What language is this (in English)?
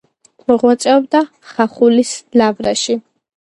Georgian